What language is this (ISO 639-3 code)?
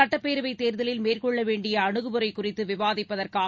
tam